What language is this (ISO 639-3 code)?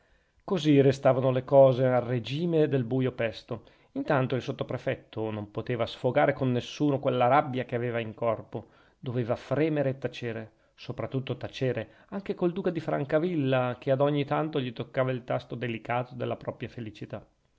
ita